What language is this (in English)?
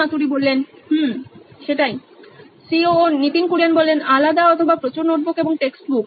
Bangla